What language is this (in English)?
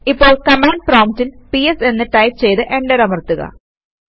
Malayalam